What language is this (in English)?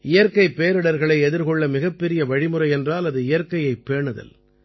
Tamil